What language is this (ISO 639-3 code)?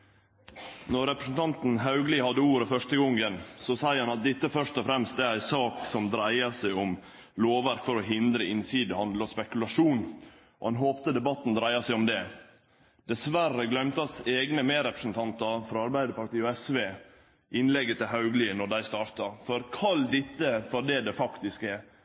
nno